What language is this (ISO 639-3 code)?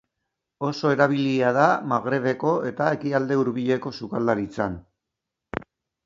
eus